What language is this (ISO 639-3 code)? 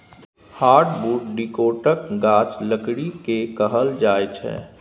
mai